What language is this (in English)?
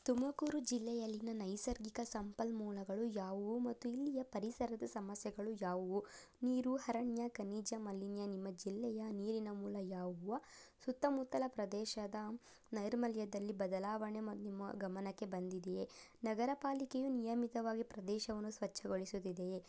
Kannada